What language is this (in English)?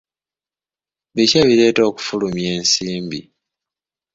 Ganda